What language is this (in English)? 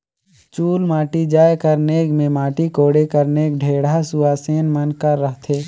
Chhattisgarhi